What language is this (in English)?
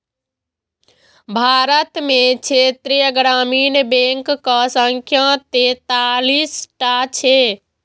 Maithili